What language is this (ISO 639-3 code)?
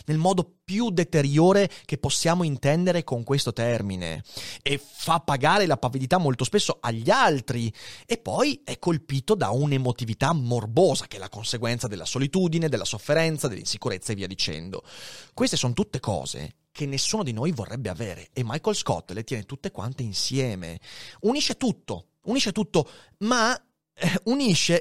ita